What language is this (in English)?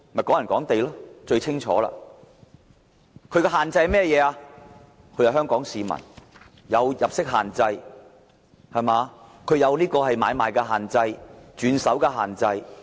Cantonese